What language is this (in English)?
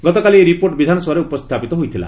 Odia